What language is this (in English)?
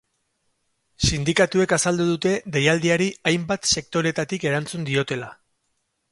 Basque